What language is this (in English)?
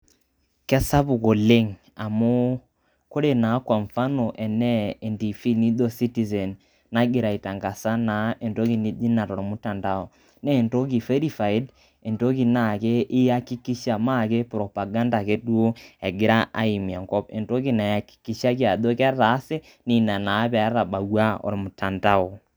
Masai